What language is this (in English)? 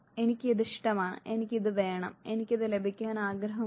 Malayalam